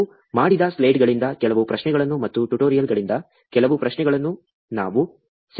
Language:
Kannada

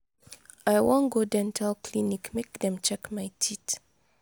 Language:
Nigerian Pidgin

